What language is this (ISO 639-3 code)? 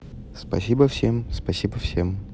rus